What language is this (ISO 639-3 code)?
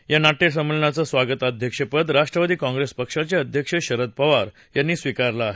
mar